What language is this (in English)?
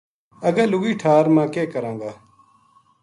Gujari